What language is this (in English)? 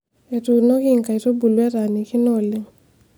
Masai